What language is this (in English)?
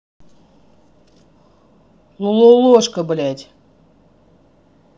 Russian